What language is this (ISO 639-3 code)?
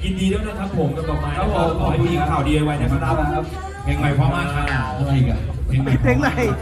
tha